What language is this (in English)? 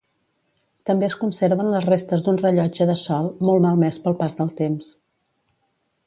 Catalan